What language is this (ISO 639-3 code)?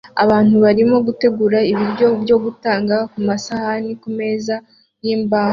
kin